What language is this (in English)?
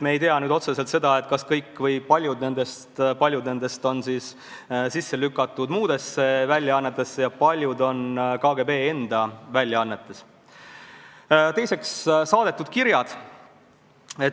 Estonian